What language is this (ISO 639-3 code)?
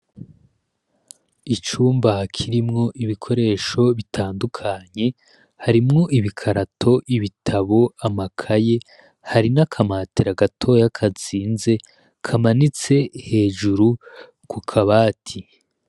run